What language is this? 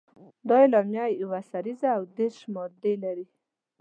Pashto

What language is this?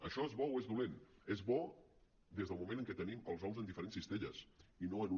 Catalan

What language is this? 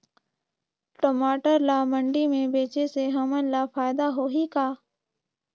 Chhattisgarhi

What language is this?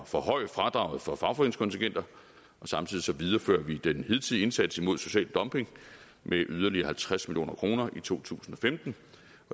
Danish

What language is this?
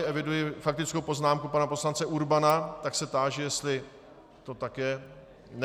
Czech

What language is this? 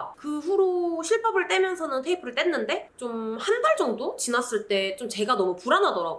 Korean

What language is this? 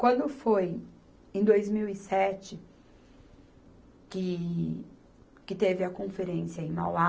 Portuguese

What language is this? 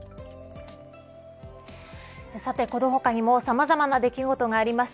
Japanese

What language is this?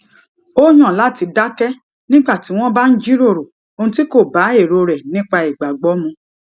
Yoruba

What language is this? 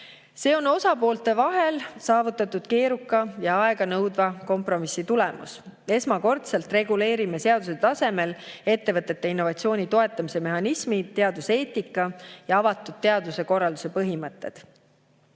Estonian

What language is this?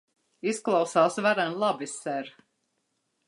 Latvian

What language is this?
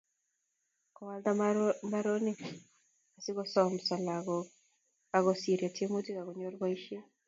Kalenjin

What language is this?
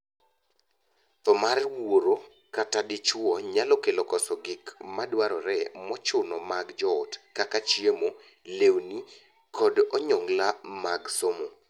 Luo (Kenya and Tanzania)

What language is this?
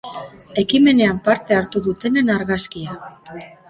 Basque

